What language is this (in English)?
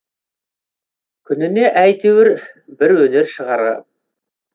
Kazakh